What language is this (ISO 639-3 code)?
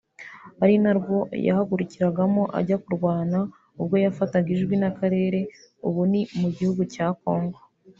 kin